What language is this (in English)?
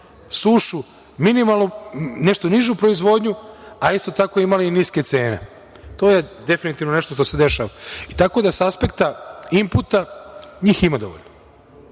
Serbian